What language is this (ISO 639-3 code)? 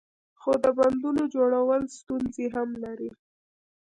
pus